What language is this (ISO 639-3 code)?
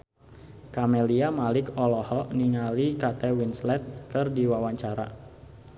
sun